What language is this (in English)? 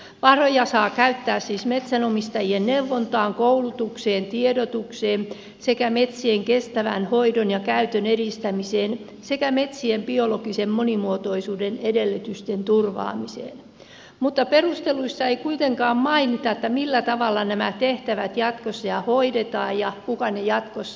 Finnish